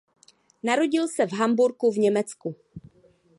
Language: Czech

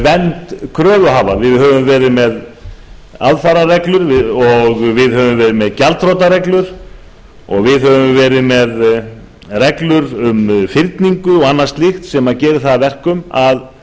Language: Icelandic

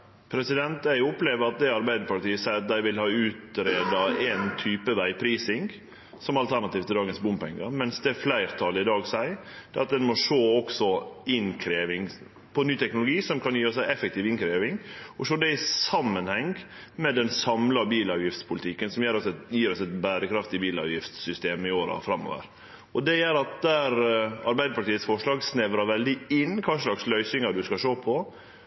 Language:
Norwegian Nynorsk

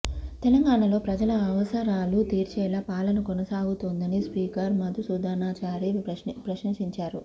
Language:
Telugu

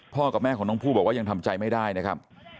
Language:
Thai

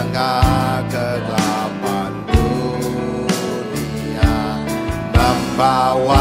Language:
Indonesian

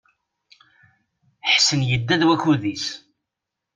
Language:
Kabyle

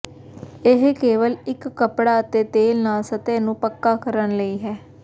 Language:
Punjabi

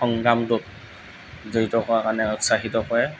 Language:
Assamese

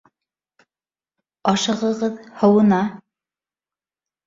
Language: Bashkir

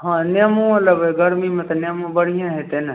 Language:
Maithili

